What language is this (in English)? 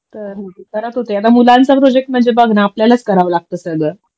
Marathi